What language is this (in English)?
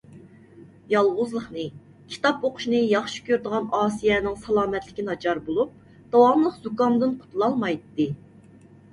Uyghur